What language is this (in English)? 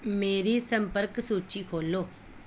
Punjabi